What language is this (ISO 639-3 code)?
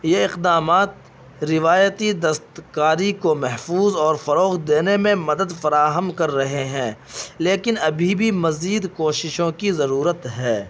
urd